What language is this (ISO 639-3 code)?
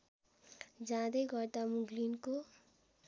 nep